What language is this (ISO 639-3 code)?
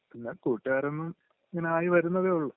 mal